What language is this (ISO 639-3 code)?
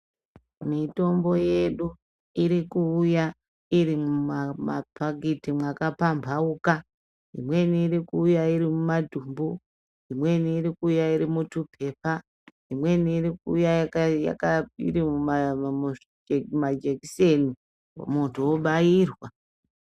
ndc